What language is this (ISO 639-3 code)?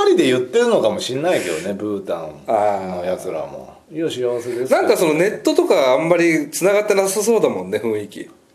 jpn